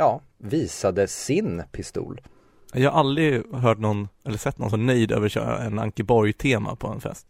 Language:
Swedish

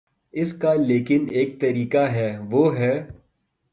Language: Urdu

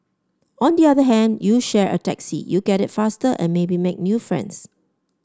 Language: English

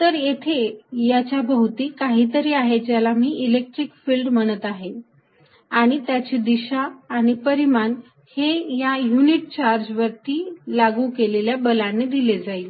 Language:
Marathi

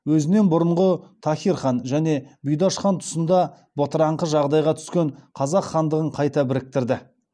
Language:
Kazakh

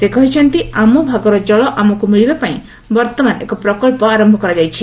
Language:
Odia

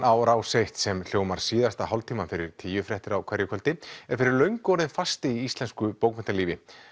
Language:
Icelandic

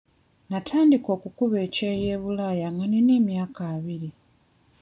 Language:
Ganda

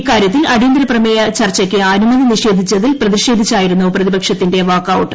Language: Malayalam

